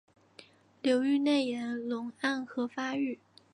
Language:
Chinese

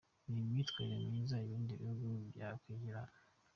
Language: Kinyarwanda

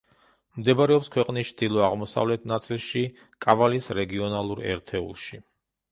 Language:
Georgian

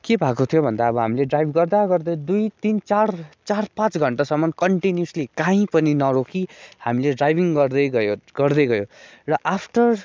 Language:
Nepali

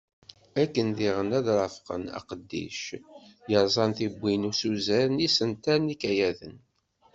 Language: Kabyle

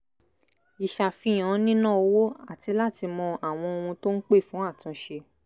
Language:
Yoruba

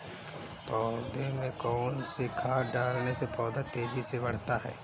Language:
Hindi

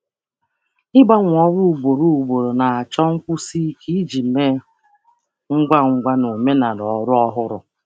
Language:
Igbo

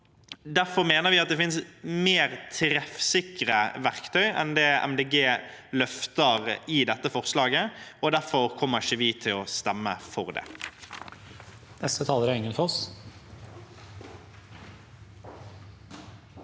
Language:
Norwegian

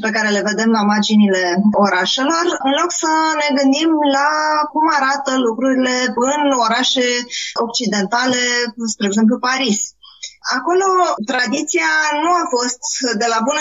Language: Romanian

